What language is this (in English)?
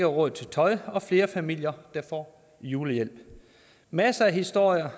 Danish